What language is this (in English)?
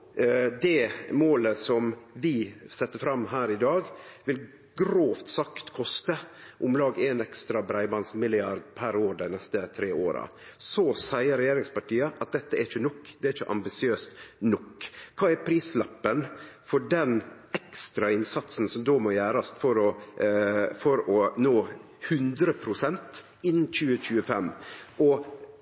Norwegian Nynorsk